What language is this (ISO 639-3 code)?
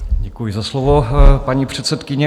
ces